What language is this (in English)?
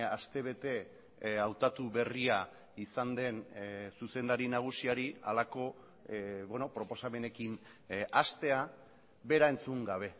Basque